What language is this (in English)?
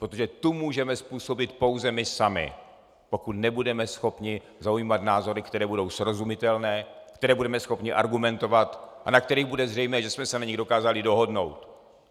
Czech